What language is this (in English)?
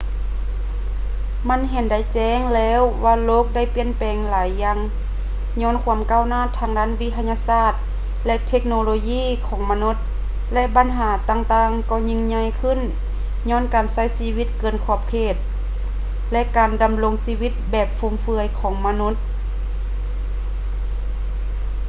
Lao